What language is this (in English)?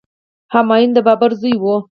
Pashto